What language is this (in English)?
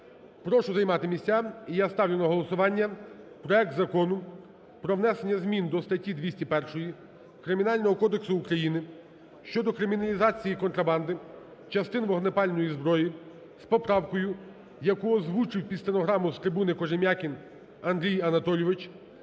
Ukrainian